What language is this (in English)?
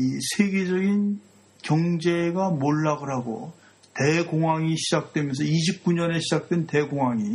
Korean